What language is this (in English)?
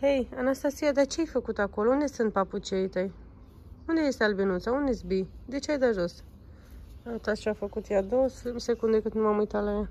Romanian